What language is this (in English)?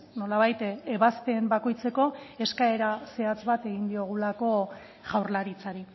Basque